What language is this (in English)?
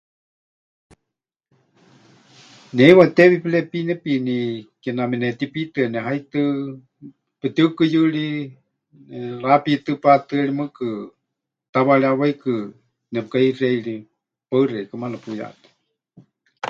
Huichol